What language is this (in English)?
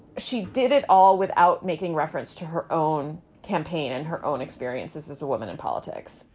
English